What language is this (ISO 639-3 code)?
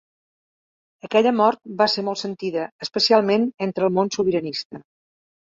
cat